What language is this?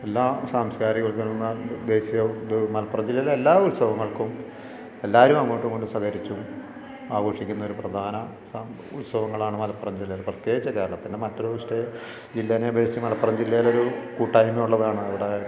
Malayalam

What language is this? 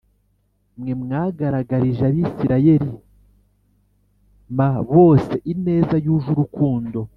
Kinyarwanda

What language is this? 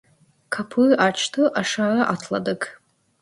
Turkish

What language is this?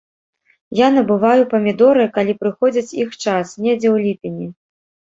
Belarusian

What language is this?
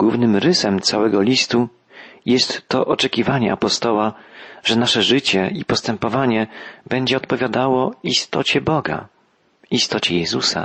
Polish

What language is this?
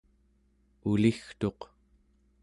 Central Yupik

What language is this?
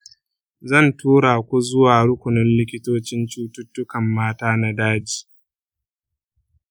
Hausa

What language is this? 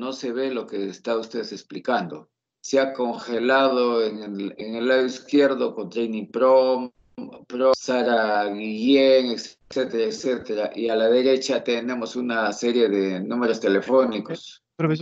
Spanish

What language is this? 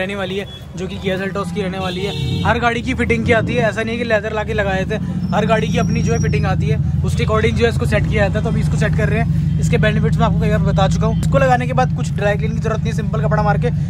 Hindi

